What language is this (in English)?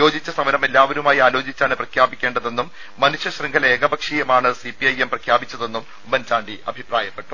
Malayalam